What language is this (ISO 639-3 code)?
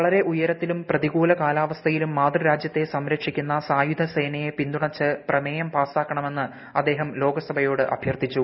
mal